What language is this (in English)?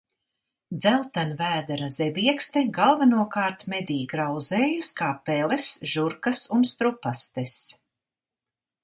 Latvian